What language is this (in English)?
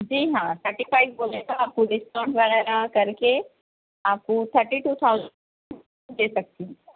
Urdu